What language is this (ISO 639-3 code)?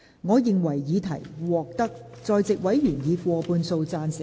yue